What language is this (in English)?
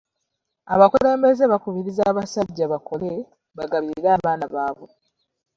Ganda